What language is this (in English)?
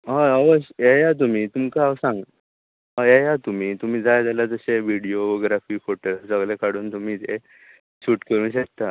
Konkani